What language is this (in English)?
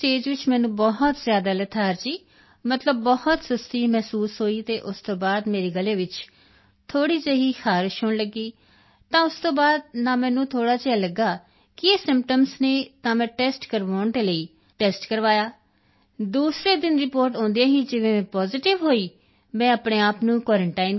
Punjabi